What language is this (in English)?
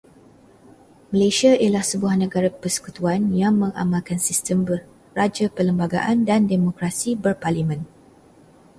Malay